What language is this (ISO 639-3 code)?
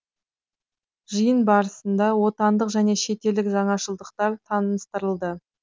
kaz